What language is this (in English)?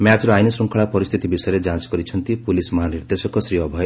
Odia